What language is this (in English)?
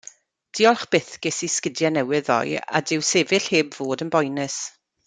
Welsh